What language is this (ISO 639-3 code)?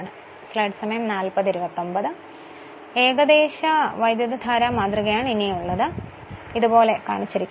mal